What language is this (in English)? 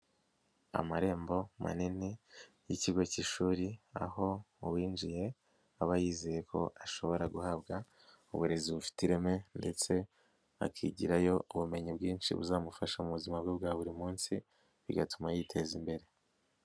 Kinyarwanda